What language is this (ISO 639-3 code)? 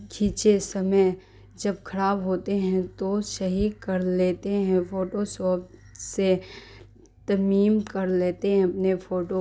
urd